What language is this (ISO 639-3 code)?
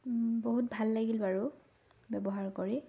asm